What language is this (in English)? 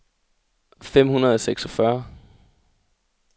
Danish